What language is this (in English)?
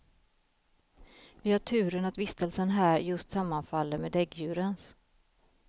Swedish